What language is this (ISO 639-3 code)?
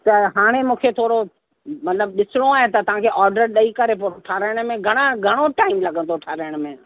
snd